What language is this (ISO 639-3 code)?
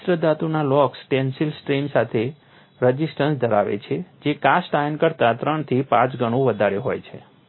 guj